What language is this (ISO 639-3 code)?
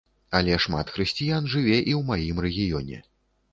bel